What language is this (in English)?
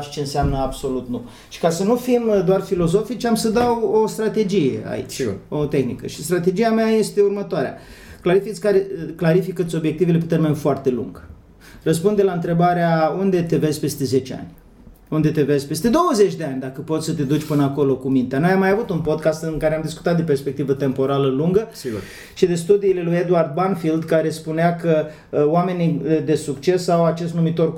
Romanian